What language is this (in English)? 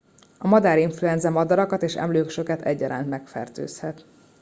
Hungarian